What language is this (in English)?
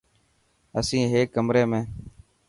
Dhatki